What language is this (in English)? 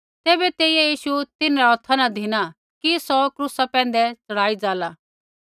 Kullu Pahari